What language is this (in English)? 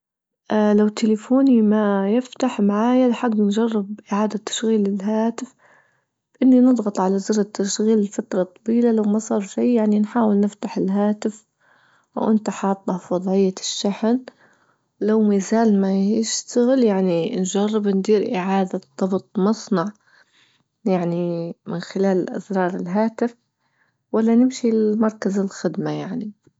Libyan Arabic